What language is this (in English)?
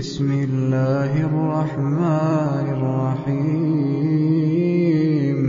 Arabic